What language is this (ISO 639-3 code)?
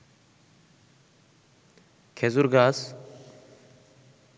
ben